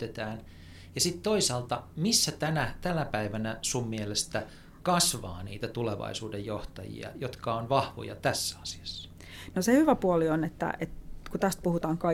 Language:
Finnish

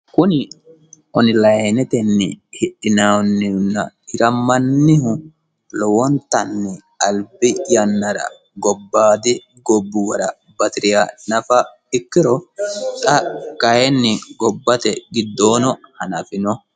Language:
Sidamo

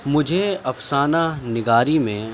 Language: Urdu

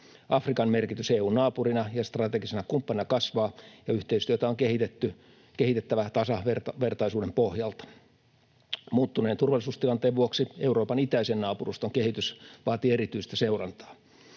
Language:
Finnish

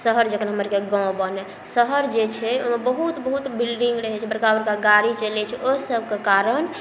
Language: Maithili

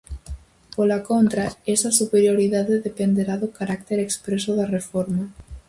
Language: Galician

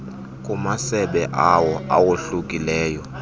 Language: Xhosa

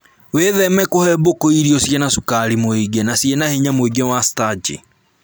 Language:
Kikuyu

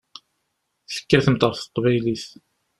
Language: Kabyle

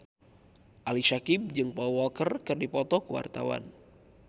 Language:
Sundanese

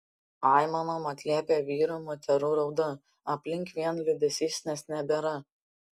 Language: Lithuanian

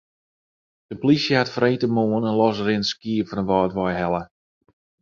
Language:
Western Frisian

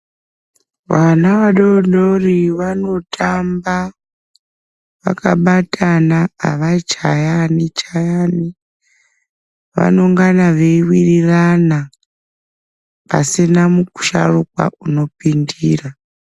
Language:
Ndau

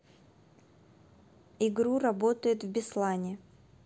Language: Russian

